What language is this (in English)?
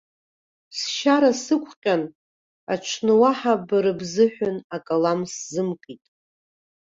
Abkhazian